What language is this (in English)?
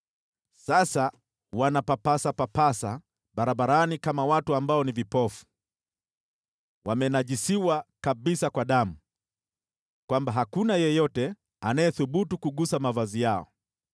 Swahili